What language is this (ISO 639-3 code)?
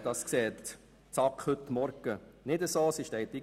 gsw